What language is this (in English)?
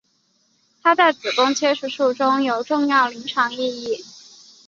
Chinese